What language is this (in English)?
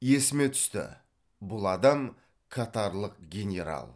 Kazakh